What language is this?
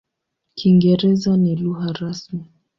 Swahili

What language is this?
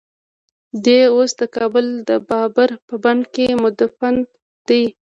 Pashto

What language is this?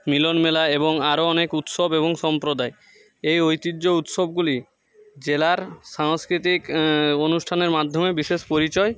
Bangla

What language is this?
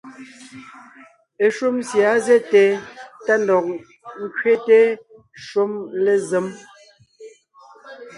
Ngiemboon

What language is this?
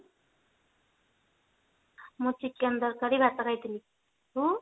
Odia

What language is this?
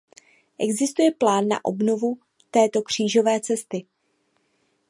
Czech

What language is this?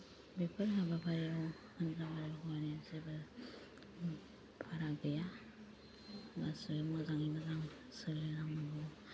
Bodo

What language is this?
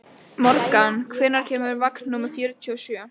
Icelandic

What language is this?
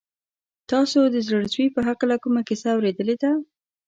Pashto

